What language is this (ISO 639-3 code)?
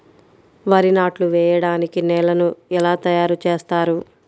tel